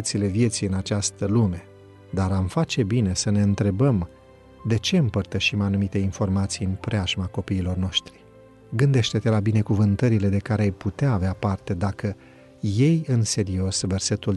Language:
Romanian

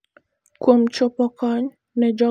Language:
Luo (Kenya and Tanzania)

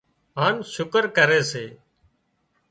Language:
Wadiyara Koli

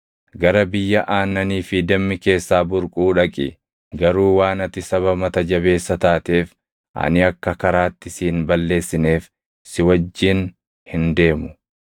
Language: Oromo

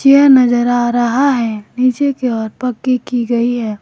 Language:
Hindi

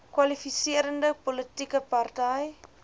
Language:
Afrikaans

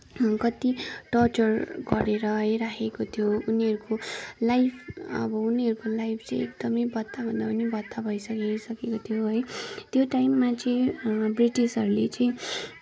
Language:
Nepali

